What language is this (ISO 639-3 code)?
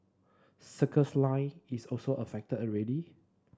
eng